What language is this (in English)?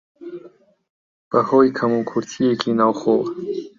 Central Kurdish